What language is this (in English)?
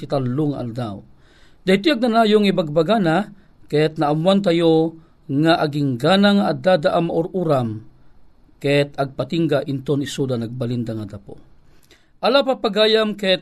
Filipino